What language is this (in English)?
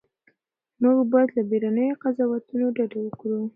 Pashto